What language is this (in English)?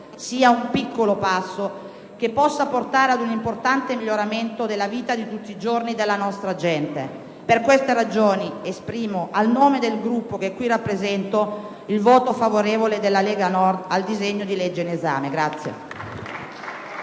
Italian